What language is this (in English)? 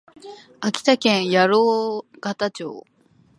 Japanese